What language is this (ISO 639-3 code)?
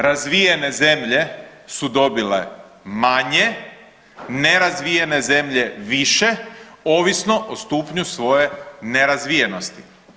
hrv